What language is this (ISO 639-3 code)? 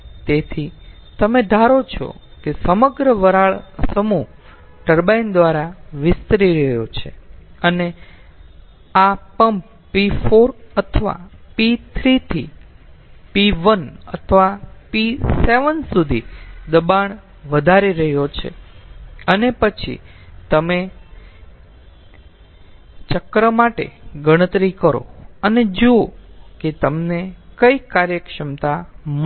guj